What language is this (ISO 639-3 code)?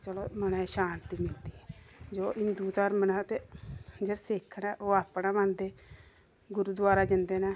doi